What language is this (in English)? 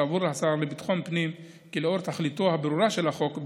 Hebrew